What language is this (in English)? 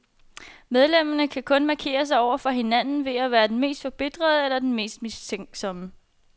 Danish